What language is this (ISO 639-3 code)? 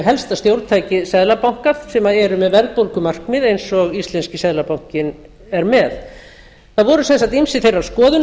isl